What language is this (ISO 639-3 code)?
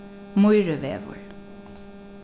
fao